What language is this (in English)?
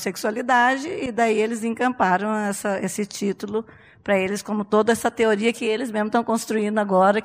Portuguese